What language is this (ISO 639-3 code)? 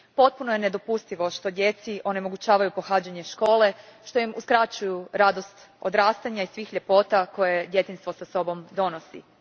hrv